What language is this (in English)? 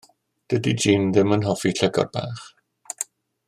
Welsh